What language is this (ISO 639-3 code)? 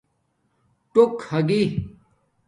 dmk